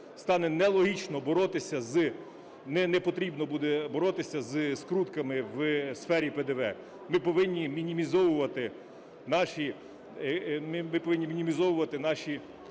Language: Ukrainian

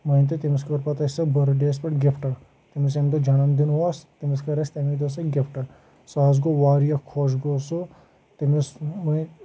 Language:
Kashmiri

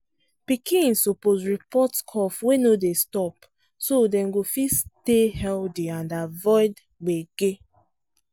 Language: Nigerian Pidgin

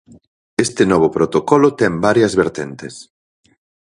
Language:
Galician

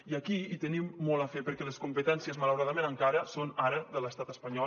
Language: Catalan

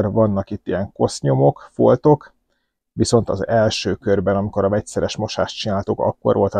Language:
Hungarian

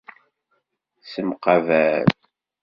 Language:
Kabyle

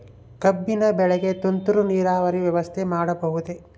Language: Kannada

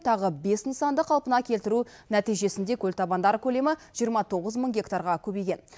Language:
Kazakh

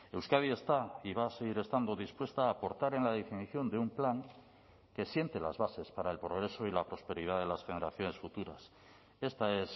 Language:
Spanish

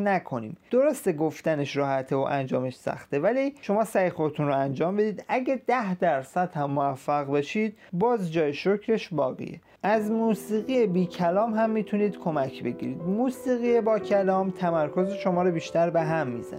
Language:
Persian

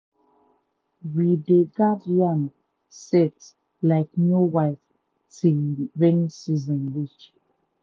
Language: Nigerian Pidgin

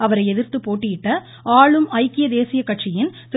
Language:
Tamil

